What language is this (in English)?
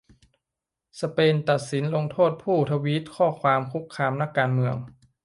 Thai